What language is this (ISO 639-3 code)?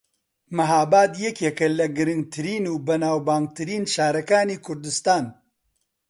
ckb